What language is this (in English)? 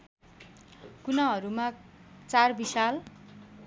Nepali